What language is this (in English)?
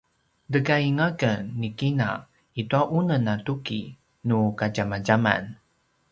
Paiwan